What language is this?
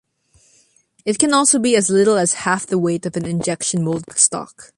English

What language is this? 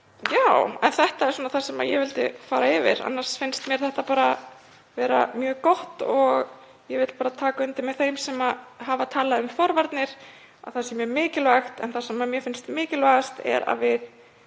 Icelandic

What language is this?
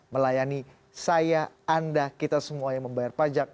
Indonesian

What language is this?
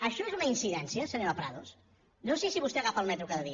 Catalan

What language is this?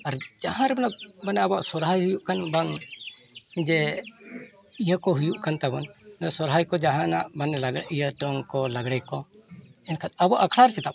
Santali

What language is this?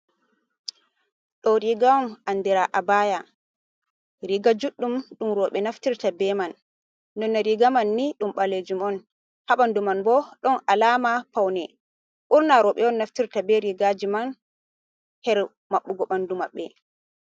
Fula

